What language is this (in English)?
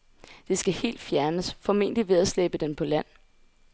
Danish